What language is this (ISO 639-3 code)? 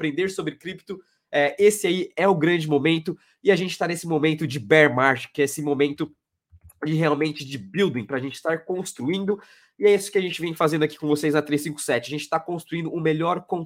por